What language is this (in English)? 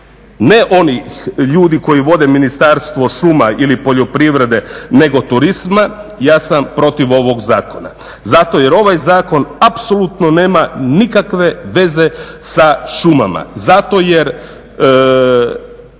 Croatian